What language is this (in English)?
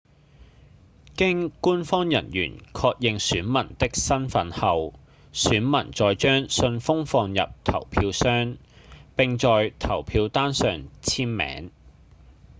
Cantonese